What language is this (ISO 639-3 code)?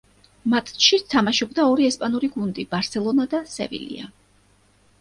kat